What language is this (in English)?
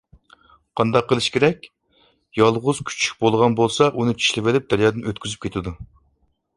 Uyghur